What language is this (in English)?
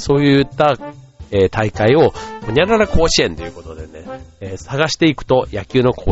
Japanese